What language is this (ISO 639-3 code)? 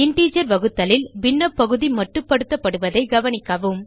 tam